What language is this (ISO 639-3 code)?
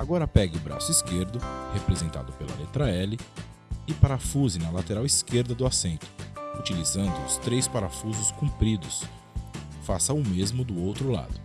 por